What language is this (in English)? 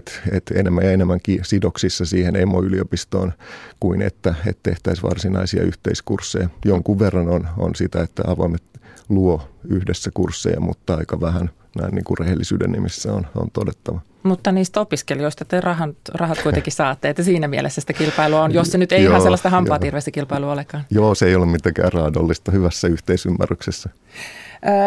Finnish